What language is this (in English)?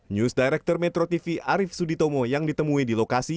Indonesian